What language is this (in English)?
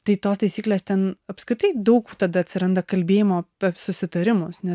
Lithuanian